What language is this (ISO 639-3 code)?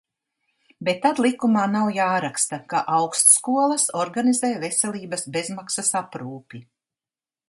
lav